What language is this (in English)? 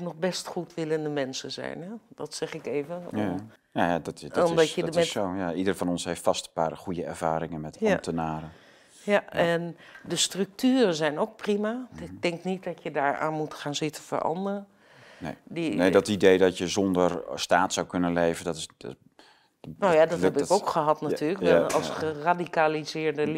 Dutch